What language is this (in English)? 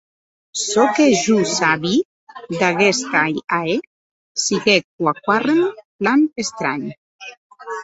Occitan